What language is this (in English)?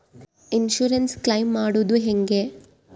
Kannada